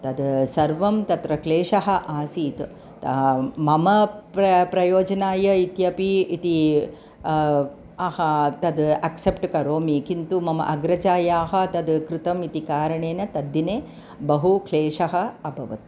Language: Sanskrit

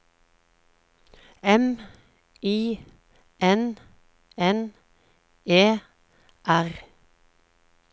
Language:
Norwegian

